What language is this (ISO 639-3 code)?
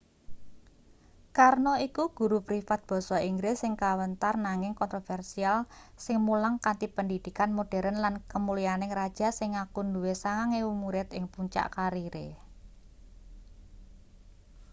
jav